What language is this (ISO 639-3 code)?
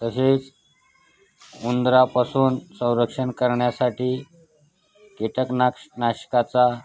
mar